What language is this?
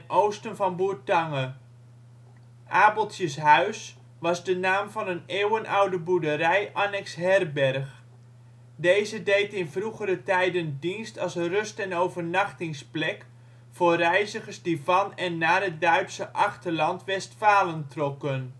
Dutch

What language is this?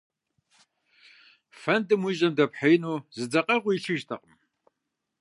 Kabardian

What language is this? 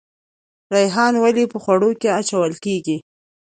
Pashto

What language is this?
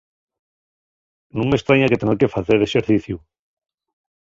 Asturian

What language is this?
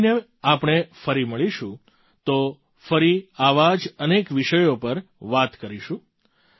Gujarati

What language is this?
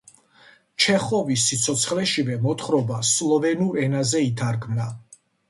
Georgian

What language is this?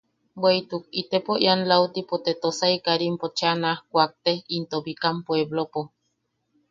Yaqui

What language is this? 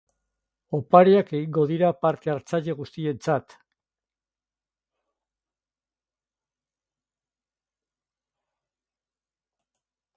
Basque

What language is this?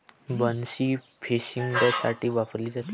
Marathi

